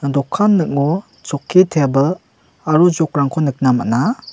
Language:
Garo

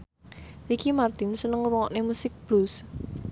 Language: Javanese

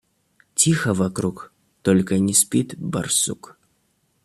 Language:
Russian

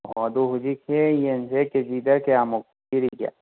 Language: Manipuri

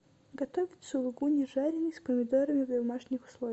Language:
Russian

